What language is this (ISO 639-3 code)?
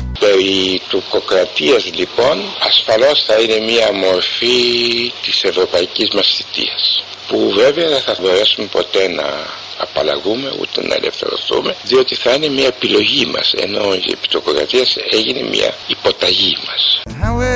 ell